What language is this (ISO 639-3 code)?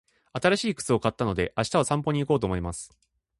jpn